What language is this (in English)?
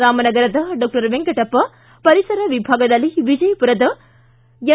Kannada